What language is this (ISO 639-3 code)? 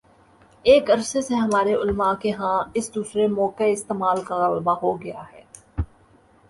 urd